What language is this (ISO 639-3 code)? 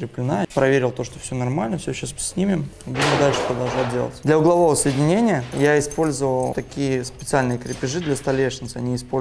rus